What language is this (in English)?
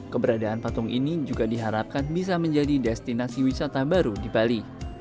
Indonesian